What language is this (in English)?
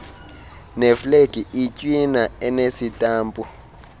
Xhosa